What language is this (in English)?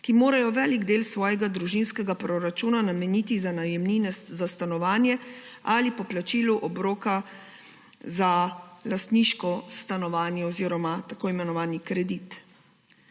Slovenian